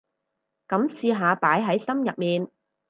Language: Cantonese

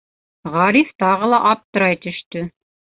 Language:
Bashkir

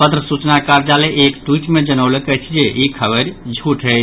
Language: Maithili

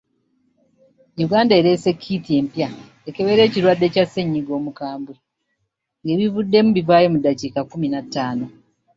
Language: Ganda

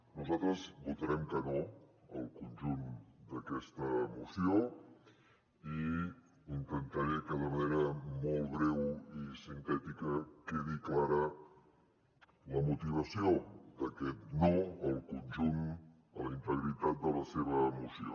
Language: Catalan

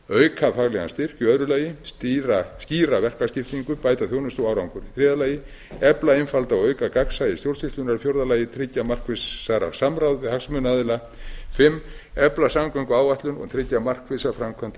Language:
Icelandic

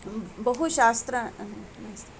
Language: Sanskrit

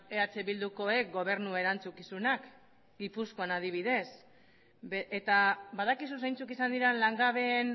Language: Basque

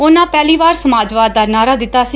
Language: Punjabi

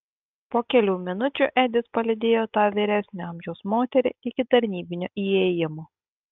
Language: Lithuanian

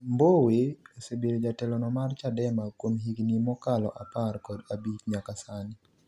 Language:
Luo (Kenya and Tanzania)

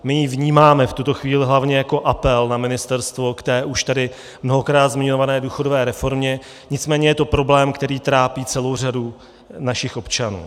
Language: Czech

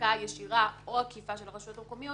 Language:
Hebrew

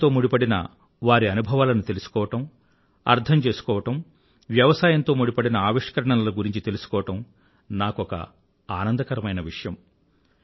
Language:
Telugu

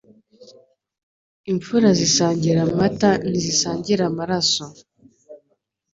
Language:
Kinyarwanda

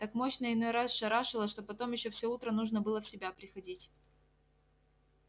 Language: Russian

